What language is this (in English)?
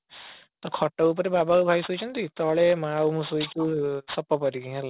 Odia